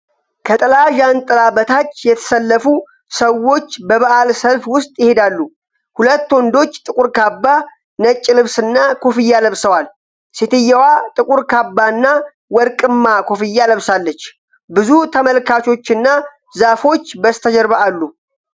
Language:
Amharic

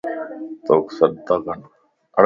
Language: Lasi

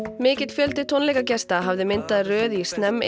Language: Icelandic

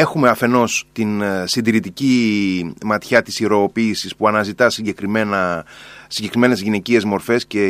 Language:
Greek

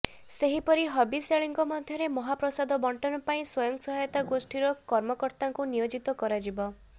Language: Odia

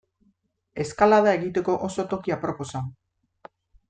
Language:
Basque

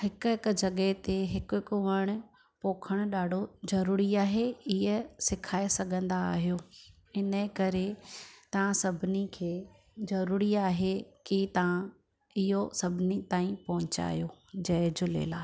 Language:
Sindhi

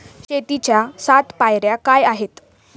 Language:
Marathi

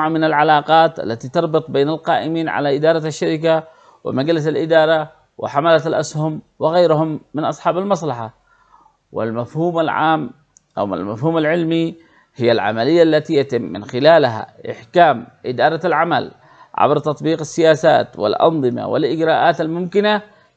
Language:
Arabic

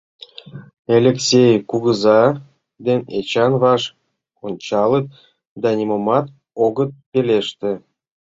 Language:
Mari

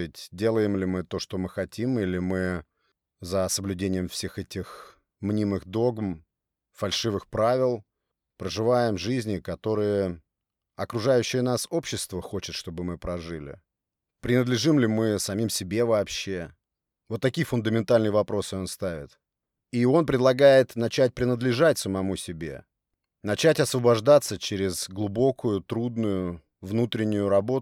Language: Russian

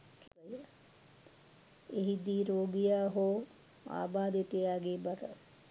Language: Sinhala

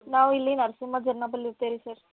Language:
Kannada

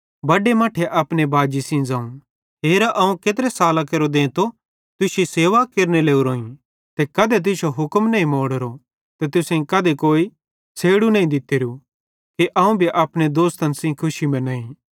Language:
Bhadrawahi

